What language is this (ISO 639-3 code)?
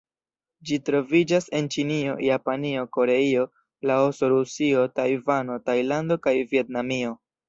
epo